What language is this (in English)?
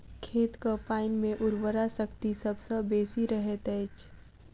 Maithili